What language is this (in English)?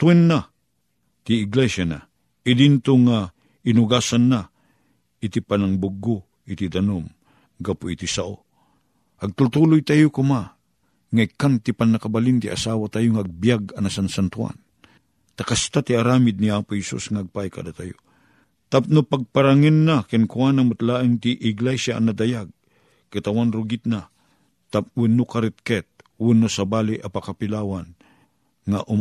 Filipino